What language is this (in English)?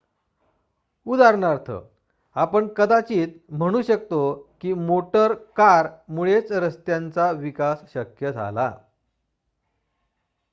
Marathi